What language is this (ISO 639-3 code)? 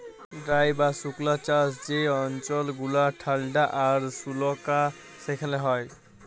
ben